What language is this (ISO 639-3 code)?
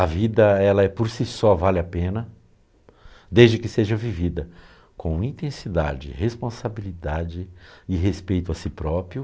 por